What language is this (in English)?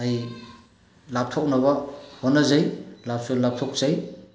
Manipuri